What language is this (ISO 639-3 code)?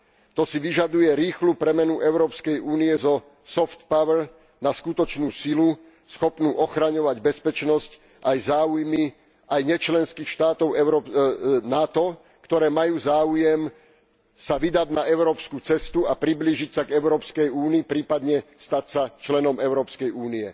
slk